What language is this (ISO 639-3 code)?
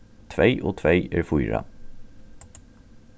fao